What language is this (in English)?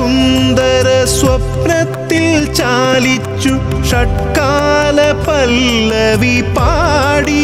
Malayalam